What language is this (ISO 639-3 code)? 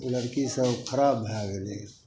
mai